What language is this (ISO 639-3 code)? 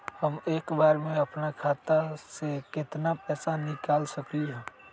mag